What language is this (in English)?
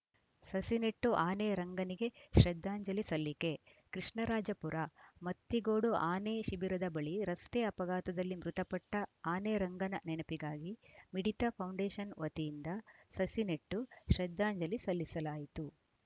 Kannada